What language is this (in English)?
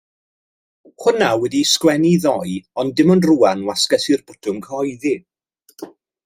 Welsh